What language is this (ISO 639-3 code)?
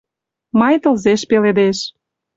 chm